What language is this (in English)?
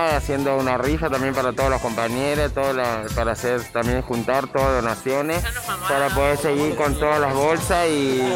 Spanish